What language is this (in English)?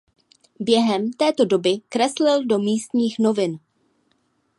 Czech